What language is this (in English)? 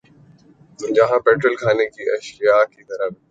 Urdu